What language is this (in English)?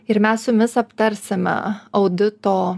Lithuanian